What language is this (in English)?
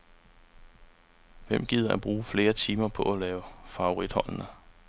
Danish